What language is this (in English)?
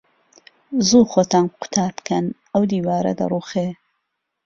Central Kurdish